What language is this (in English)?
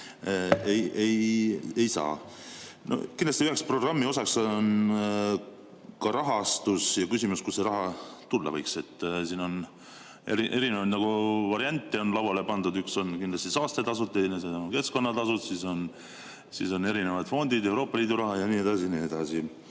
Estonian